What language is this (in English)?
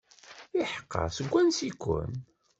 Kabyle